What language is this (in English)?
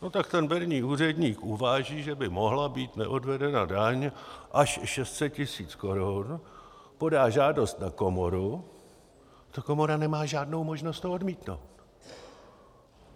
Czech